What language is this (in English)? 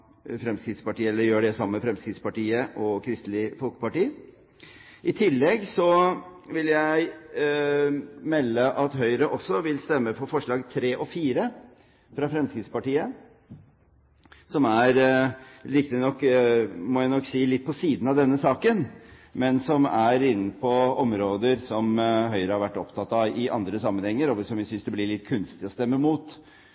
Norwegian Bokmål